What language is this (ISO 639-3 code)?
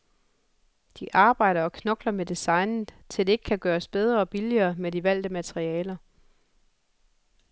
dan